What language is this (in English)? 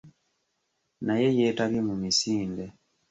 Ganda